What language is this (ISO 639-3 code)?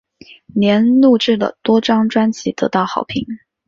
zho